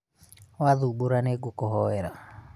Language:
Kikuyu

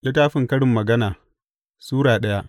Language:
Hausa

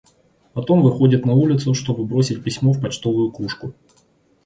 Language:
Russian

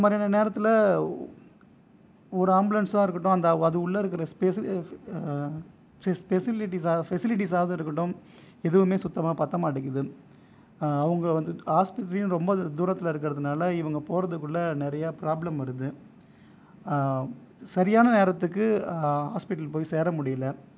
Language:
Tamil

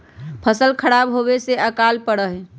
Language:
Magahi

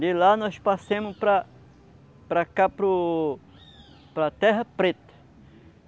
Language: Portuguese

